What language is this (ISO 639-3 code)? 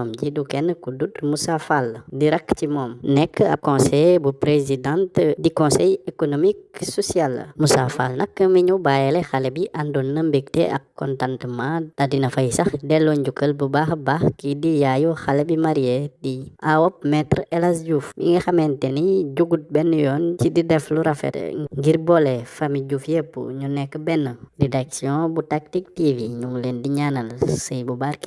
nld